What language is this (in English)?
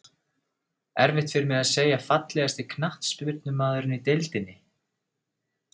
Icelandic